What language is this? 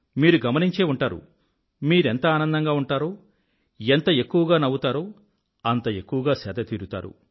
Telugu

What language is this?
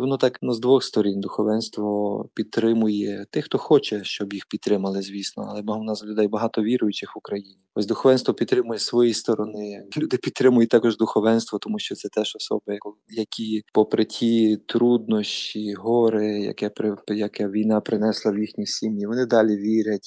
Ukrainian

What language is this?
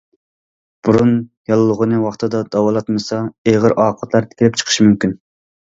Uyghur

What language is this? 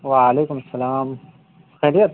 Urdu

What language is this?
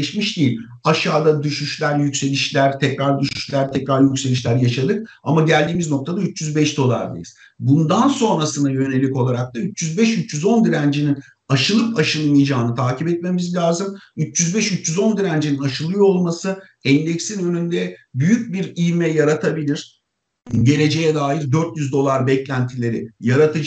Turkish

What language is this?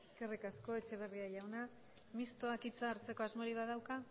Basque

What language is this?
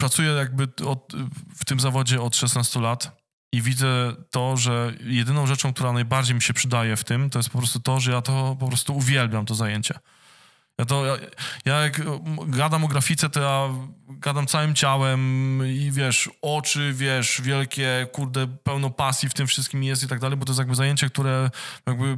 Polish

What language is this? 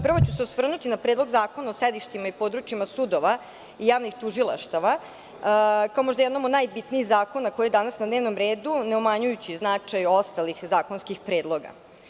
Serbian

